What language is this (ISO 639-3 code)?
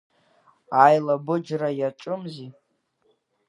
abk